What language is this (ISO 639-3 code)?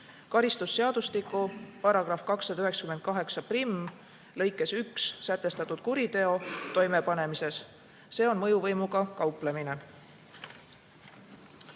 est